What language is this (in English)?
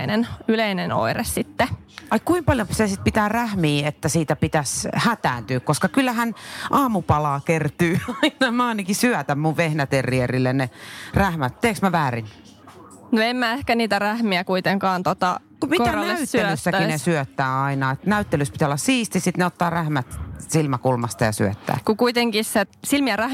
Finnish